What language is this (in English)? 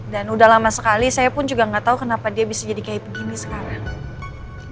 Indonesian